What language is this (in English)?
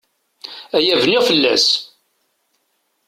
Kabyle